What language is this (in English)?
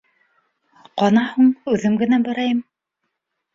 Bashkir